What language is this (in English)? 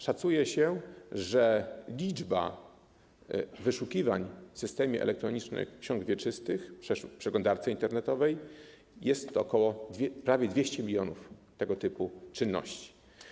Polish